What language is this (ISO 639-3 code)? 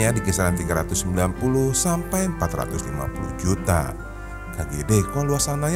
ind